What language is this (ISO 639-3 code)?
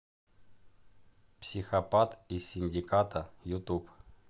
rus